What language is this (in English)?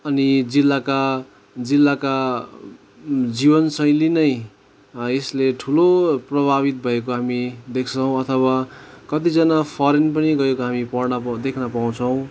Nepali